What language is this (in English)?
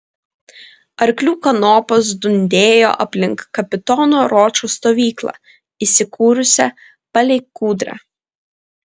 Lithuanian